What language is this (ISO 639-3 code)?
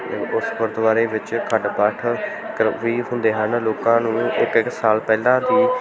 pan